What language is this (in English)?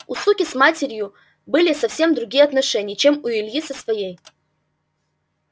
Russian